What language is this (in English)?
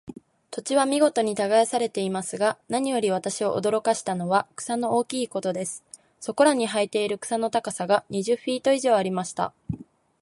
Japanese